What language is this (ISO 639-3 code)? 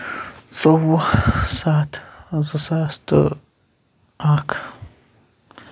kas